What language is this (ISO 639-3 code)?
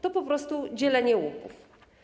pol